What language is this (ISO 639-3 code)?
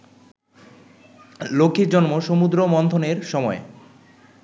ben